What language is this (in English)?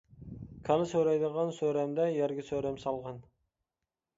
Uyghur